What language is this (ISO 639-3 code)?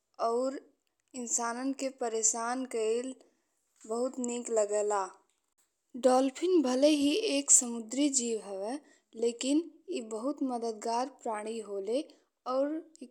bho